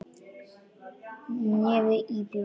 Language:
Icelandic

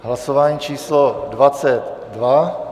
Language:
Czech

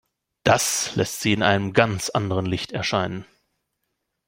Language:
German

